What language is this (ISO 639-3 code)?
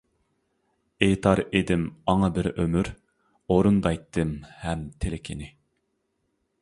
uig